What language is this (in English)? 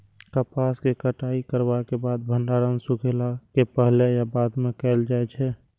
Maithili